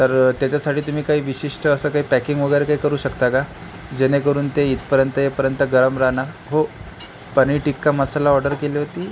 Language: Marathi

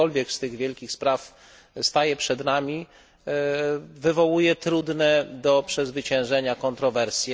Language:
Polish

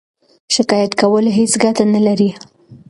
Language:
Pashto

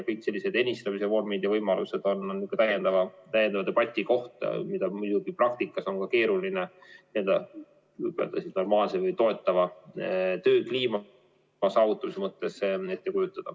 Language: Estonian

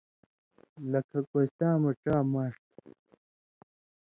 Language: Indus Kohistani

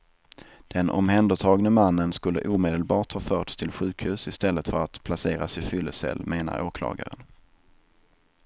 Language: Swedish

